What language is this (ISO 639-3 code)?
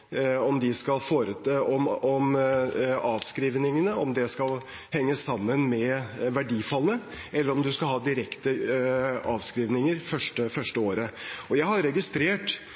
nob